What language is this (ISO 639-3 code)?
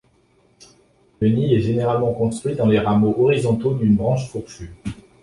fra